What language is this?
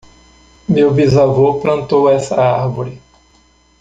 Portuguese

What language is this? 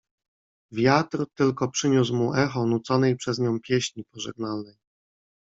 Polish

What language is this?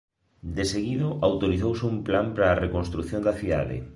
Galician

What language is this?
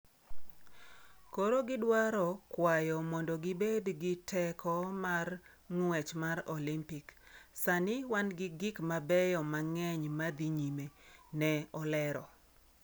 Luo (Kenya and Tanzania)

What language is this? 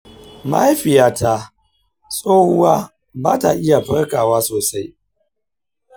Hausa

